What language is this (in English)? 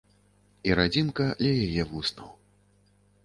Belarusian